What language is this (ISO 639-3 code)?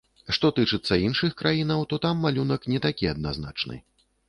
bel